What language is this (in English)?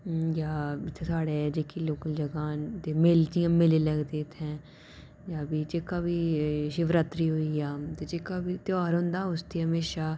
Dogri